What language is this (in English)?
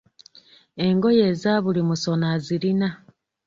Ganda